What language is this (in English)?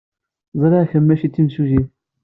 Kabyle